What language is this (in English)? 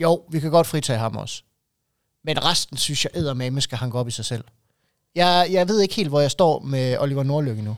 Danish